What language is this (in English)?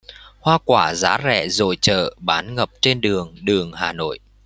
Vietnamese